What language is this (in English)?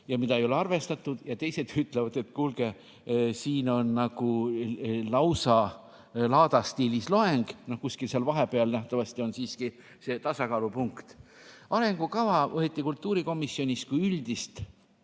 Estonian